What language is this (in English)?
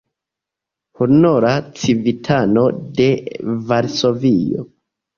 Esperanto